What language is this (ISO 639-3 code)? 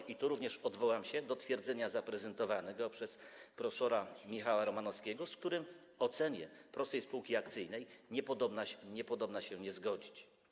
pol